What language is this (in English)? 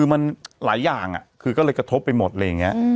Thai